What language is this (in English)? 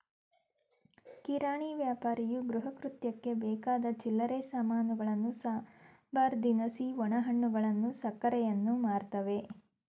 Kannada